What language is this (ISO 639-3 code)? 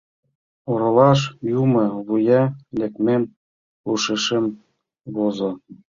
chm